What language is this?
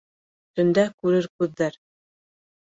Bashkir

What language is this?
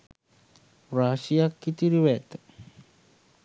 Sinhala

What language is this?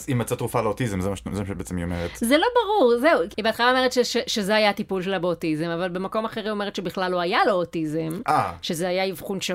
Hebrew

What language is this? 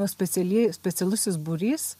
Lithuanian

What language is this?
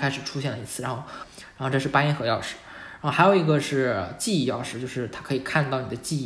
Chinese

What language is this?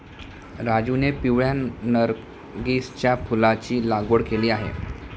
Marathi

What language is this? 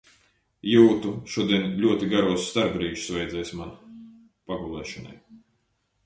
Latvian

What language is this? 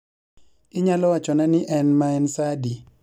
Luo (Kenya and Tanzania)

